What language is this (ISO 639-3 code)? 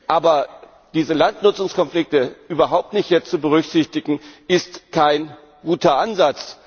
deu